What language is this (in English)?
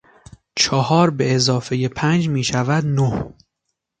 Persian